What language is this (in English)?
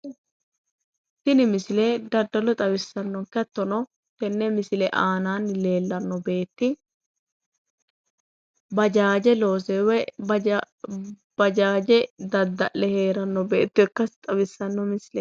Sidamo